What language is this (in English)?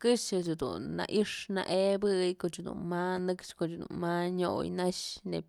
Mazatlán Mixe